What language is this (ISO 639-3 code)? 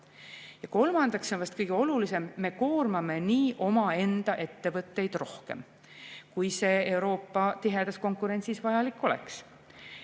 est